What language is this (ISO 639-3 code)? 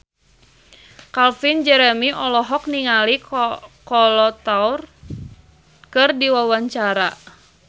sun